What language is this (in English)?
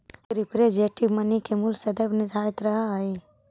Magahi